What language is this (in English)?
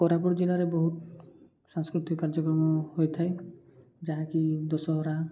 Odia